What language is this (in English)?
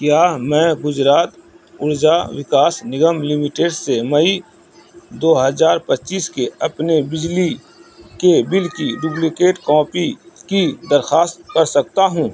Urdu